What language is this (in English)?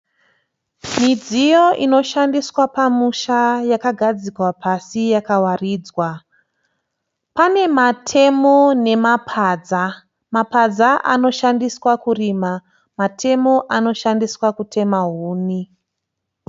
Shona